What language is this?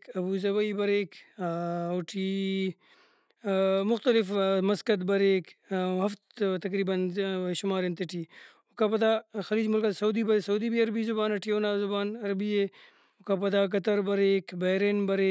Brahui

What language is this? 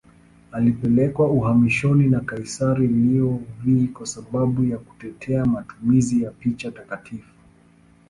Swahili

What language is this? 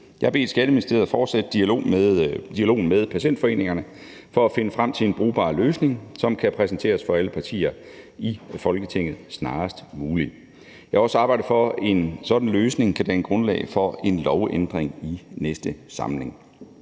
Danish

